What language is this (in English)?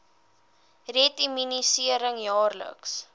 Afrikaans